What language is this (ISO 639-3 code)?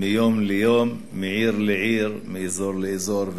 heb